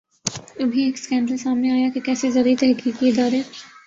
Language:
Urdu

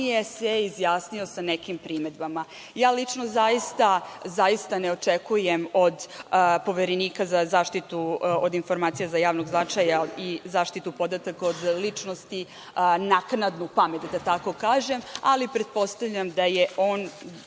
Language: Serbian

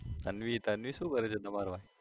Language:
Gujarati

